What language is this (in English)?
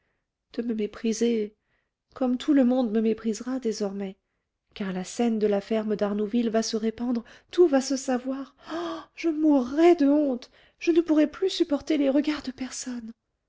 French